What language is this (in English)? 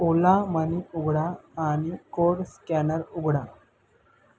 Marathi